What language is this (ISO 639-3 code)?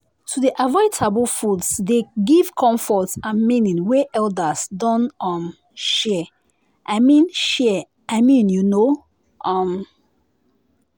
pcm